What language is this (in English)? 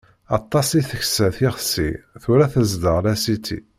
Kabyle